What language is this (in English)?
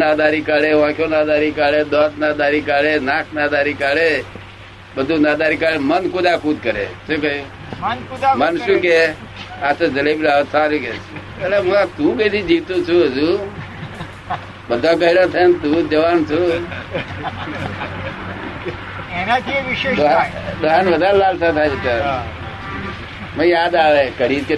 Gujarati